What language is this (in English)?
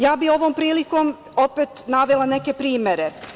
Serbian